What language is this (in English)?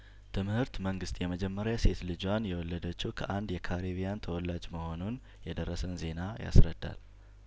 Amharic